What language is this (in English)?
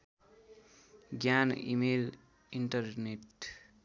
Nepali